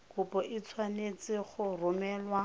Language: Tswana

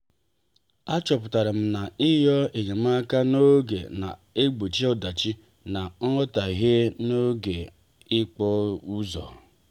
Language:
Igbo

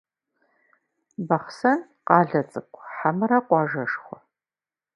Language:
Kabardian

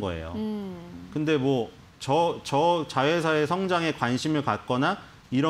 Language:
Korean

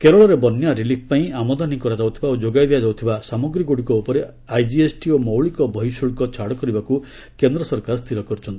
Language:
Odia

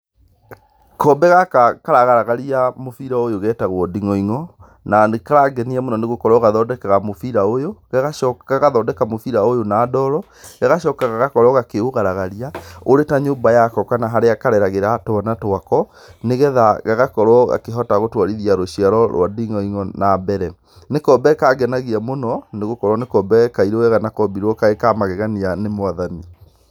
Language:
Kikuyu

